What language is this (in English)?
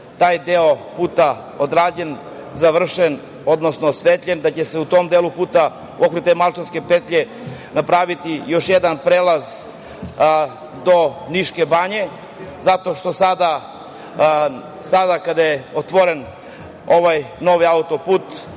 Serbian